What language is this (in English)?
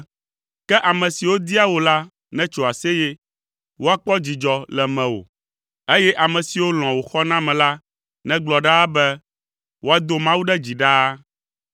Ewe